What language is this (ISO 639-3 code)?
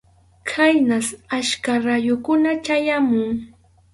qxu